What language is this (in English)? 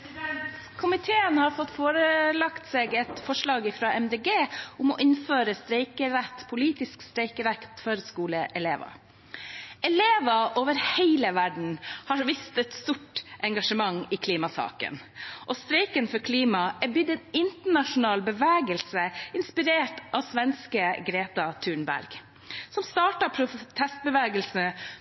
Norwegian